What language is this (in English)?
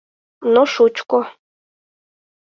Mari